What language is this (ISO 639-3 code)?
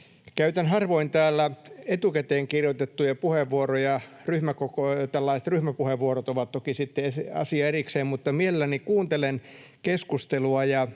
fin